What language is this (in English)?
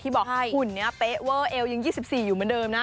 Thai